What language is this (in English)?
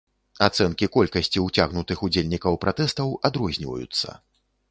Belarusian